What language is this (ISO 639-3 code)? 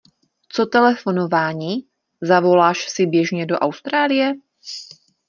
ces